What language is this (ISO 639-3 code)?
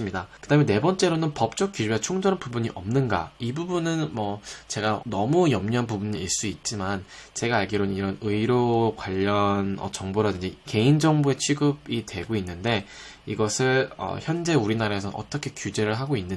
kor